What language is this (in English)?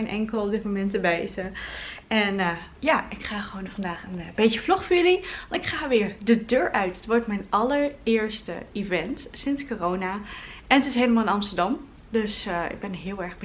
Dutch